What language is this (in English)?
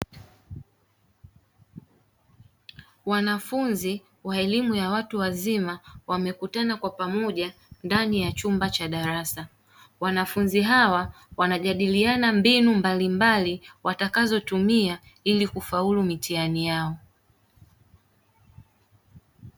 Swahili